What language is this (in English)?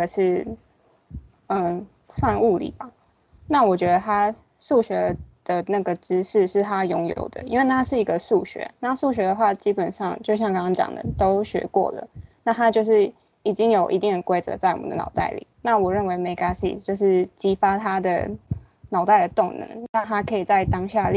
Chinese